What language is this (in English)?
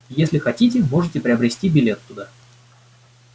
Russian